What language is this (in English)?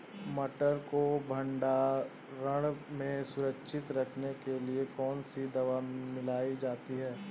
Hindi